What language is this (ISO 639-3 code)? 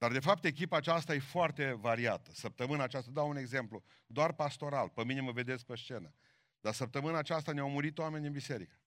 ron